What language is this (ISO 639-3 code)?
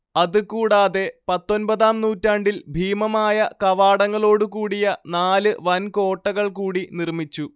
mal